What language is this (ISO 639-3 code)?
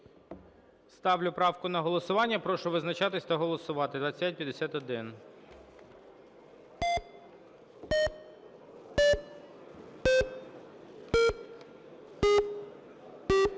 ukr